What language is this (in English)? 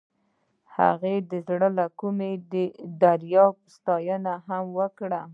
Pashto